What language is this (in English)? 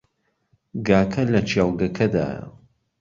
Central Kurdish